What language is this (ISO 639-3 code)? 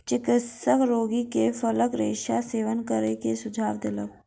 mai